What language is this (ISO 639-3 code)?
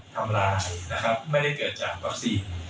tha